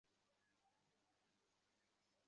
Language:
Bangla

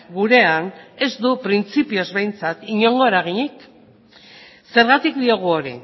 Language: Basque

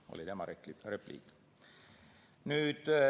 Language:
Estonian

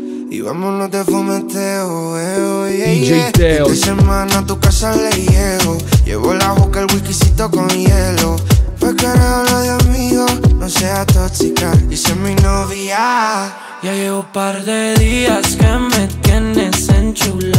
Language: Italian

